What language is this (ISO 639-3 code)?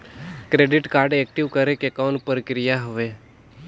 hne